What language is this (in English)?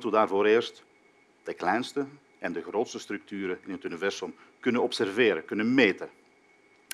Dutch